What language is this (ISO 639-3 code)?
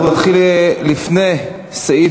heb